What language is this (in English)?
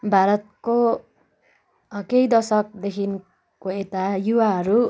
Nepali